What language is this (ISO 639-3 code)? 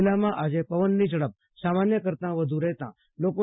guj